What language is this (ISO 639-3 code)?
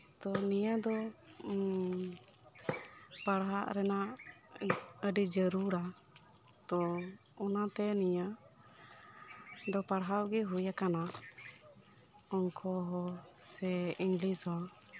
sat